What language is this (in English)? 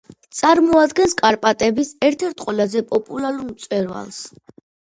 Georgian